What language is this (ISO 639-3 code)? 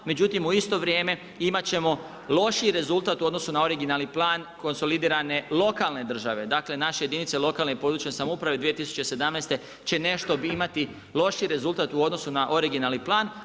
hrv